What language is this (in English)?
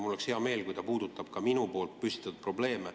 Estonian